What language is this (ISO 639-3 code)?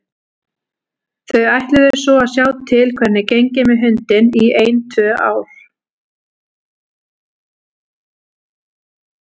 isl